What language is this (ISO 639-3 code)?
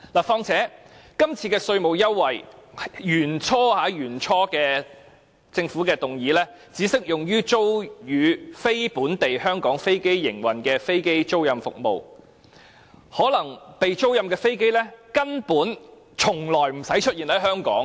yue